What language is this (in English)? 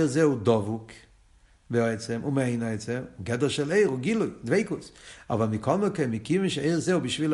Hebrew